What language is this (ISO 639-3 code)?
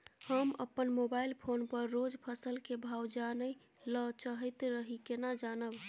mai